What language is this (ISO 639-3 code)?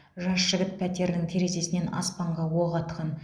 kaz